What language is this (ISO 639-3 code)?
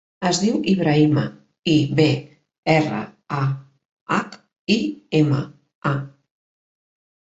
cat